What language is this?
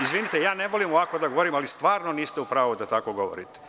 Serbian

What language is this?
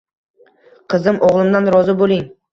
Uzbek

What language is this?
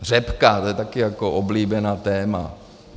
Czech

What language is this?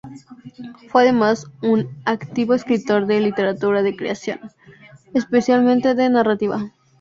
Spanish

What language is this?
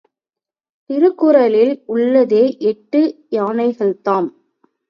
Tamil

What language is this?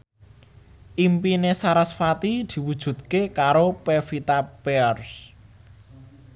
Javanese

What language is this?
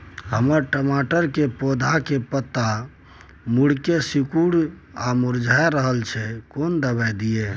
Maithili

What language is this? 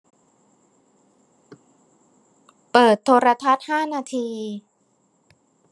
Thai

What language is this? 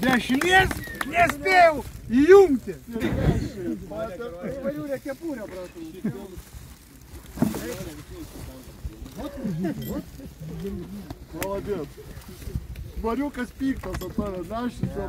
Lithuanian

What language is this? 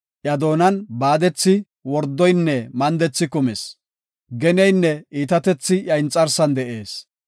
Gofa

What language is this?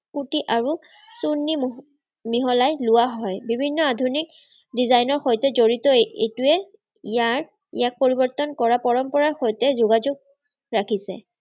Assamese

